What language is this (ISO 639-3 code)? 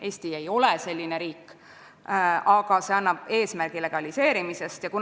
est